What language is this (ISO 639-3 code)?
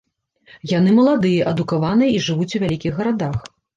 bel